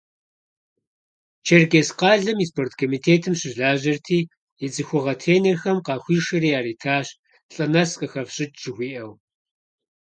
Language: Kabardian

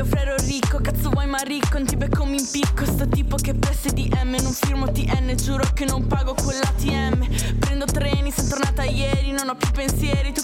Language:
Italian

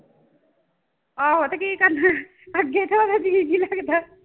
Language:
Punjabi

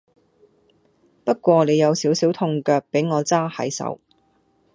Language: Cantonese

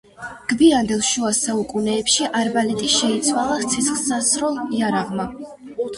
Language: Georgian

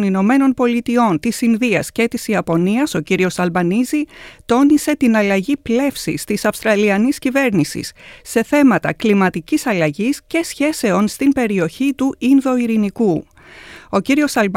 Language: Greek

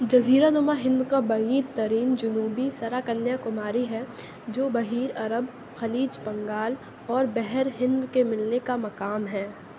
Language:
Urdu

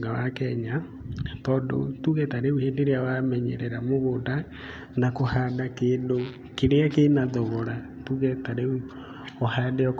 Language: Kikuyu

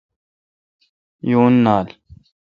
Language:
Kalkoti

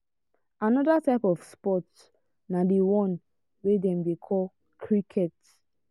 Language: Nigerian Pidgin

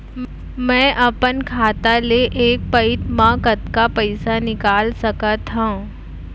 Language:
Chhattisgarhi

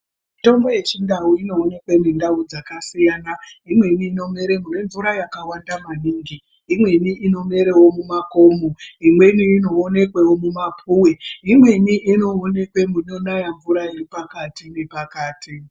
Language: Ndau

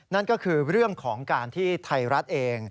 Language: Thai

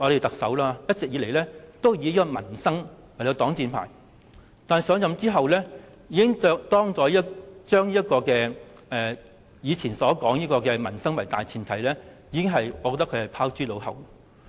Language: Cantonese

